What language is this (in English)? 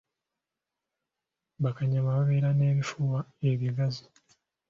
Ganda